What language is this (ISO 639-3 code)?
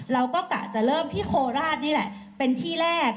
tha